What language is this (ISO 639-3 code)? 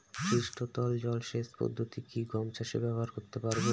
ben